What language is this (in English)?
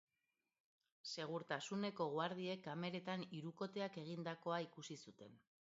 Basque